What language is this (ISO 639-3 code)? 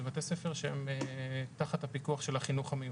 heb